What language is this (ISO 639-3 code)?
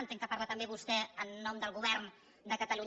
cat